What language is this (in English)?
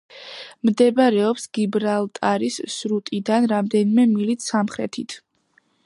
Georgian